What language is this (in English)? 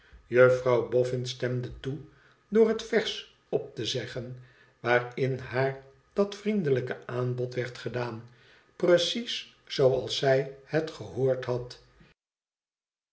Dutch